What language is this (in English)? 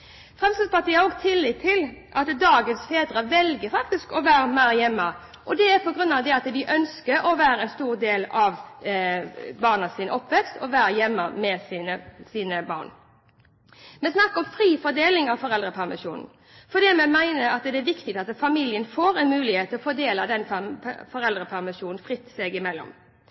Norwegian Bokmål